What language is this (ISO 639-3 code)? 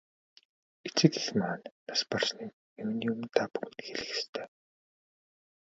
mon